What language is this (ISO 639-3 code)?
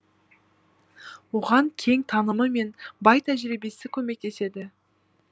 kaz